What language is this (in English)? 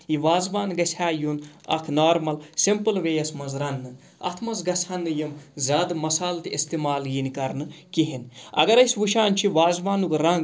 Kashmiri